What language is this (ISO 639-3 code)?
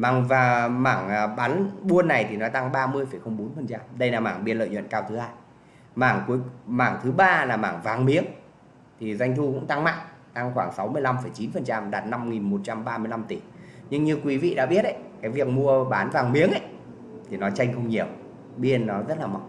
vie